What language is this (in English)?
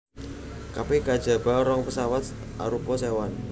Javanese